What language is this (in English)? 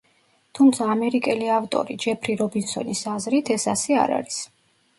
Georgian